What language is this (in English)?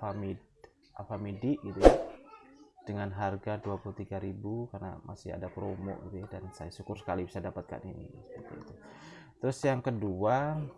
Indonesian